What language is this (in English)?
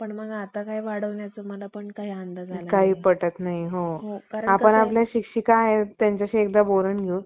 Marathi